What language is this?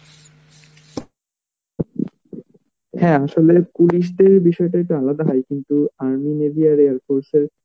Bangla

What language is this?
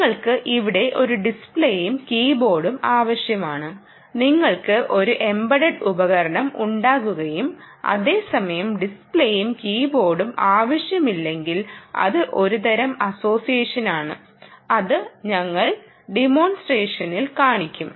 Malayalam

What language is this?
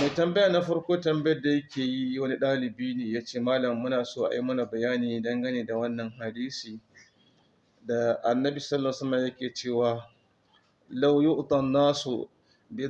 Hausa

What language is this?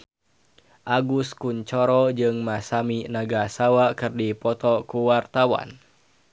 Sundanese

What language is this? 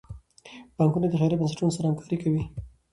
Pashto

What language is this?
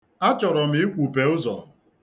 Igbo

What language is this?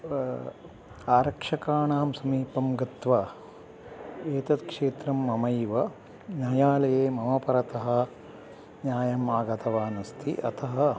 Sanskrit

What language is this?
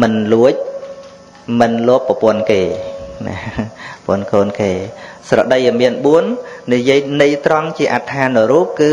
Vietnamese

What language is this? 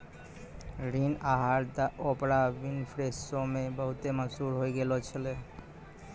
Maithili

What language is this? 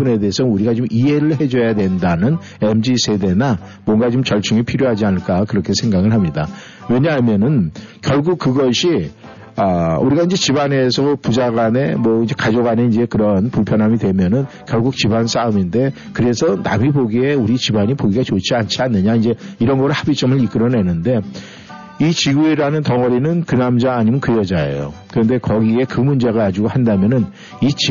Korean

